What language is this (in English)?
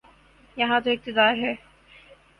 Urdu